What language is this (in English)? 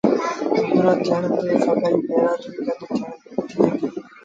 Sindhi Bhil